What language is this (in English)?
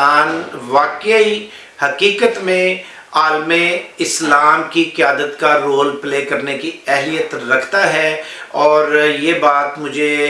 Urdu